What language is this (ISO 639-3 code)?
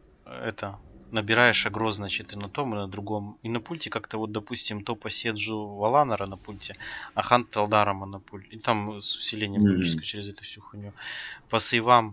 rus